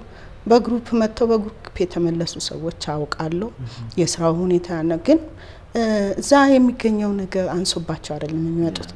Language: Arabic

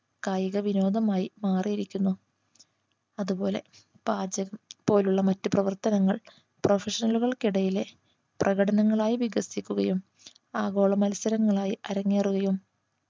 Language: Malayalam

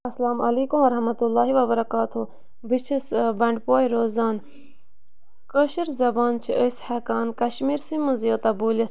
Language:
Kashmiri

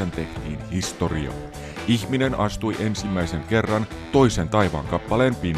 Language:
Finnish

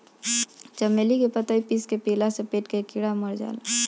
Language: Bhojpuri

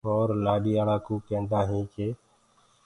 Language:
Gurgula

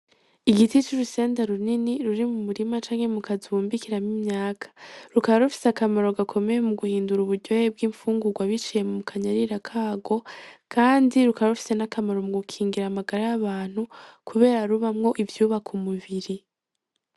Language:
Rundi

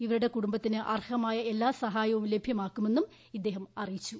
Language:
Malayalam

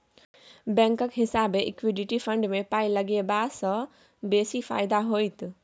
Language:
Maithili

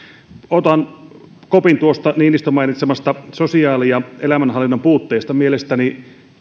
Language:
Finnish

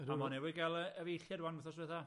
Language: Welsh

